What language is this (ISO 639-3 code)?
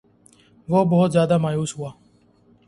urd